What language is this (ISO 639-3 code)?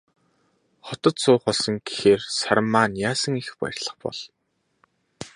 mon